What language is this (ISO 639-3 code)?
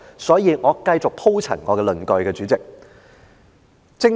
yue